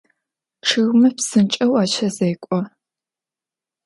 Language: Adyghe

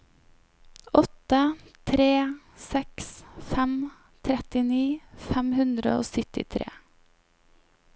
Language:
Norwegian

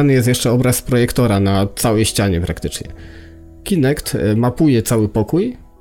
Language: Polish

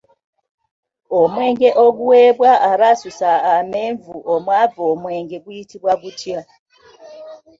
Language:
Ganda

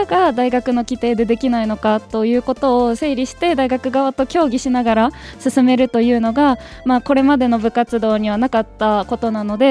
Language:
Japanese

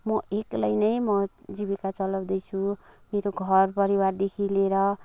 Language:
Nepali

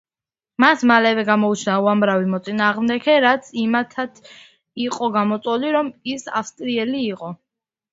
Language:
Georgian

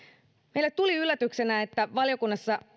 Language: Finnish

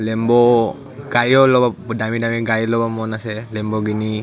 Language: Assamese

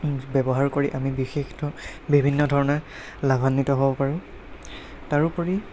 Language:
Assamese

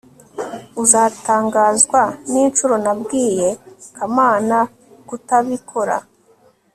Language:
Kinyarwanda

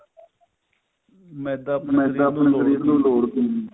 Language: Punjabi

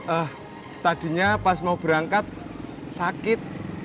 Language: Indonesian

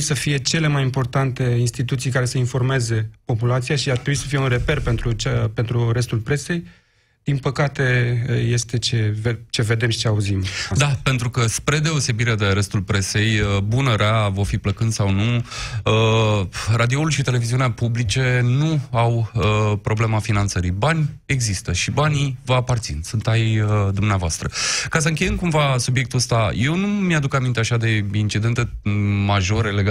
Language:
Romanian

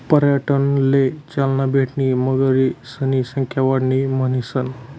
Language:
Marathi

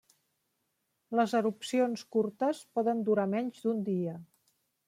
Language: Catalan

